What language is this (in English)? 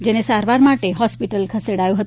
Gujarati